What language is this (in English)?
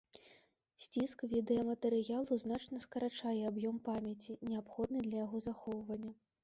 Belarusian